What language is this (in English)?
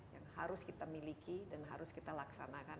Indonesian